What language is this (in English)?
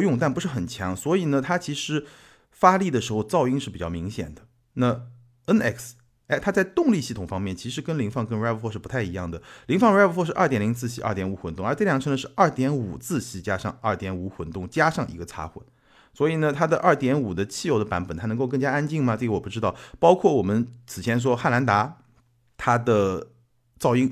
Chinese